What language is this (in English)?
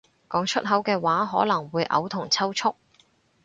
Cantonese